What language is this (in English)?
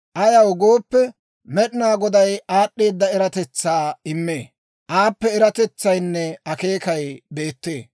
Dawro